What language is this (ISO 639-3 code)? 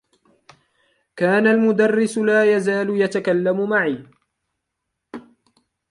ara